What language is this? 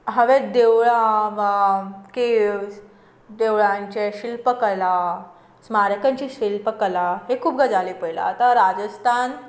Konkani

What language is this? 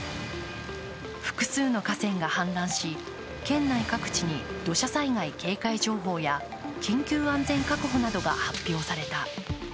Japanese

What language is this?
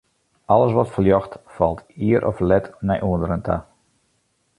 Western Frisian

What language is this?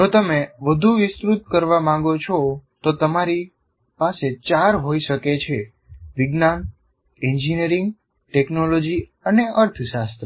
Gujarati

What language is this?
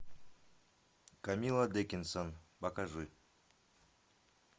Russian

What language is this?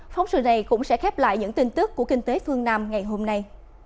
Vietnamese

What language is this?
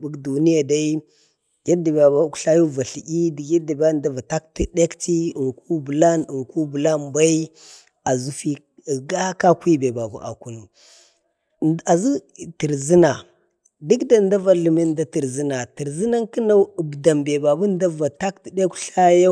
Bade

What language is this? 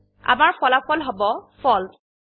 Assamese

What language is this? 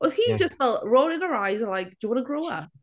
Welsh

